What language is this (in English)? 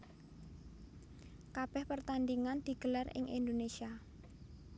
Javanese